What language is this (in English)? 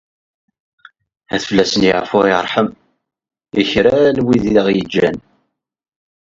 Kabyle